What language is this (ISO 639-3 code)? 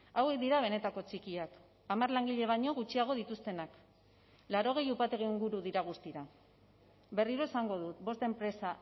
eus